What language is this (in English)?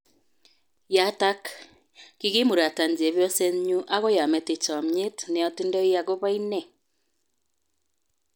Kalenjin